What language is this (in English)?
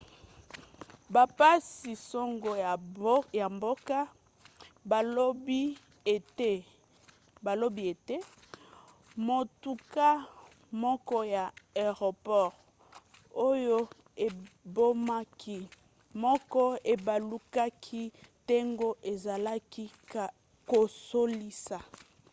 Lingala